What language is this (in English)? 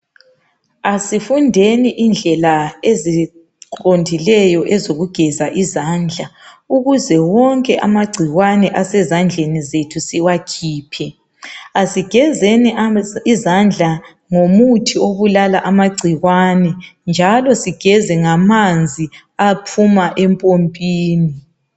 North Ndebele